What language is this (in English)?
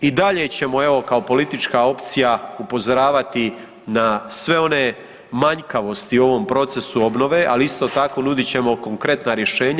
Croatian